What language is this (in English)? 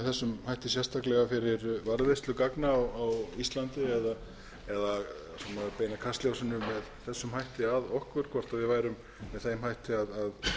Icelandic